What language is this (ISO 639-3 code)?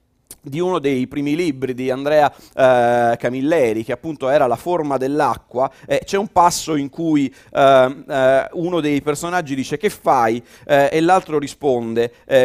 ita